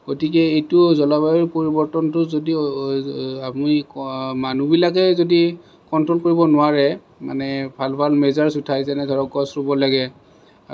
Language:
Assamese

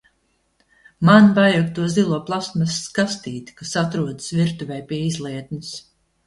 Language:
Latvian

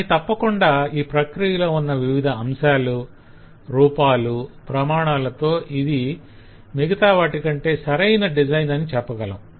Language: Telugu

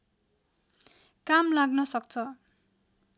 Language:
Nepali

